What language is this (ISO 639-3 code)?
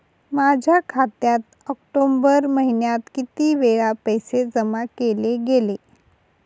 mar